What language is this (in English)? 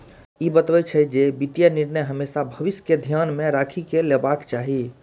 Maithili